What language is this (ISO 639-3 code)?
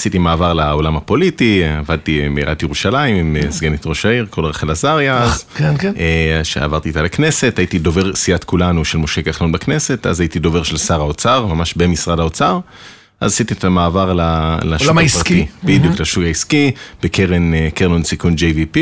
heb